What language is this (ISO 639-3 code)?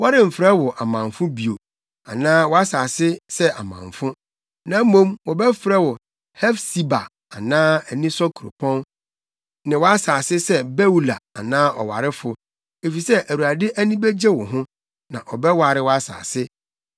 aka